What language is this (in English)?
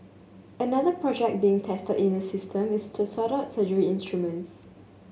English